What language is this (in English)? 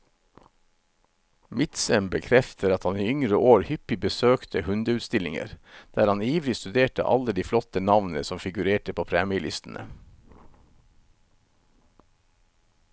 Norwegian